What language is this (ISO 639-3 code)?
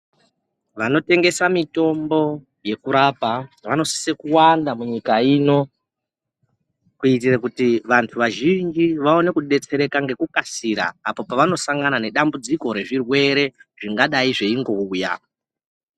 ndc